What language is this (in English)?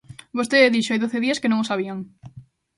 Galician